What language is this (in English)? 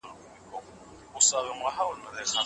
Pashto